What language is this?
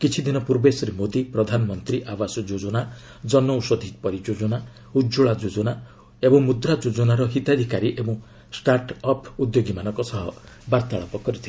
Odia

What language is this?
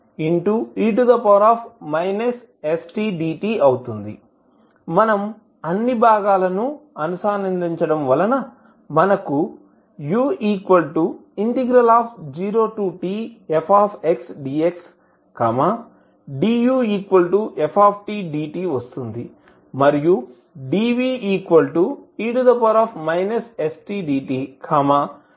Telugu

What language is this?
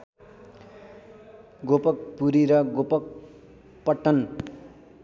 Nepali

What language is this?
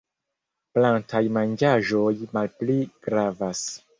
Esperanto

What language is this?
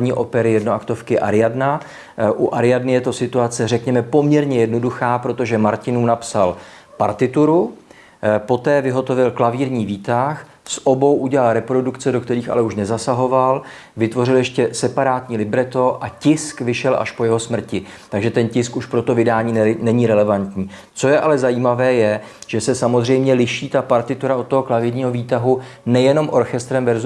Czech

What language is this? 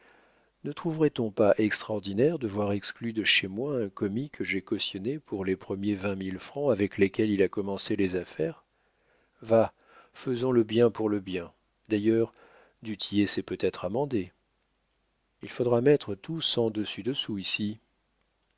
French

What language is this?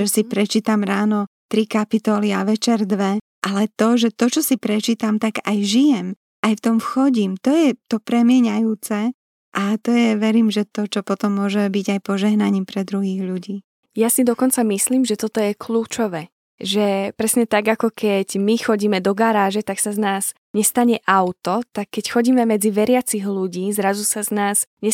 Slovak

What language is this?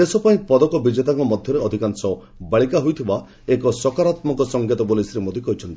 Odia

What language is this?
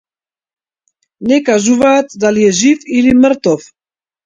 Macedonian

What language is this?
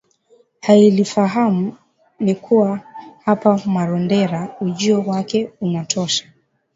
Swahili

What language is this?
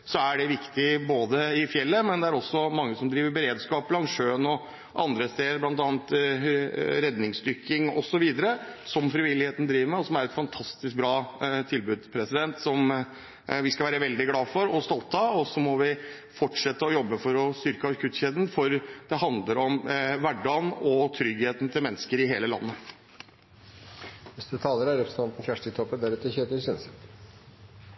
Norwegian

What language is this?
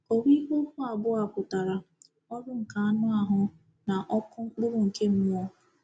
Igbo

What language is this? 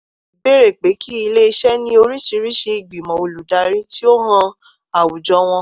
Yoruba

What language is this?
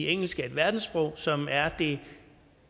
Danish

